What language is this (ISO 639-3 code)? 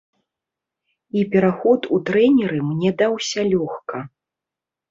bel